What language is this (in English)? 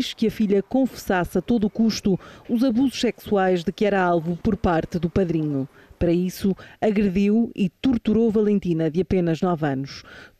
Portuguese